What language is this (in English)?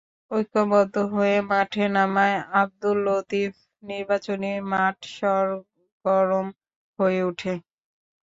Bangla